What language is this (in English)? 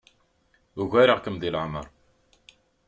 Kabyle